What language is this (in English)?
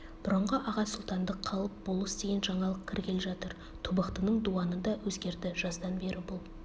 Kazakh